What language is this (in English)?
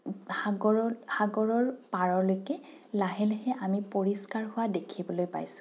Assamese